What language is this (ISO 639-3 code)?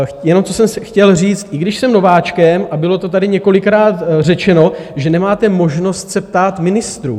ces